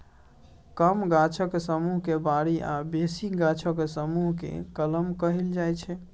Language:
Maithili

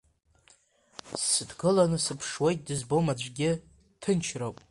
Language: Abkhazian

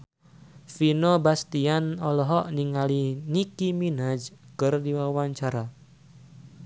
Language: Sundanese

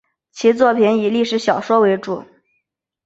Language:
Chinese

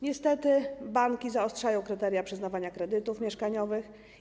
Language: Polish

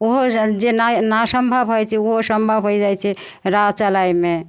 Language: Maithili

